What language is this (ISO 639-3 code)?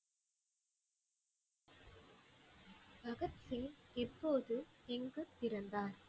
tam